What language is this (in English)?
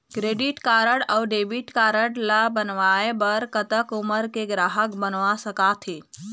Chhattisgarhi